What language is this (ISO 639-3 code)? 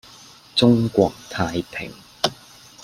yue